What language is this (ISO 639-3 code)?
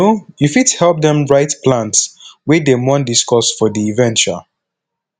pcm